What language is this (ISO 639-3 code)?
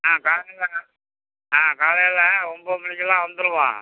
tam